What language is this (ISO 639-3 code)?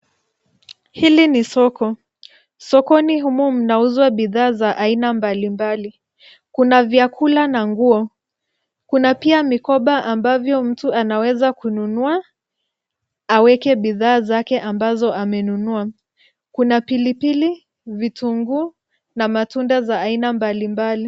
swa